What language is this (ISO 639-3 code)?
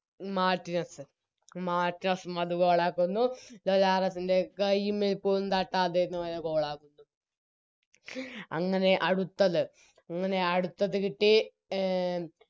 mal